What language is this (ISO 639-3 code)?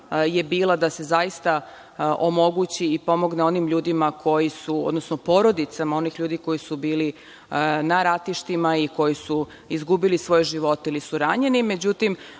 srp